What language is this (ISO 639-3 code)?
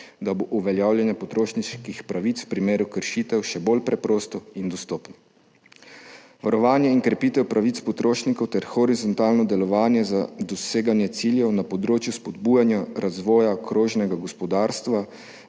slv